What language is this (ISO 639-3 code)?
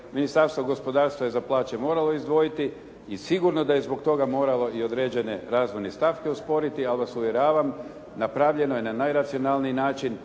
hrv